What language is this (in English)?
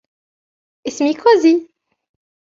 Arabic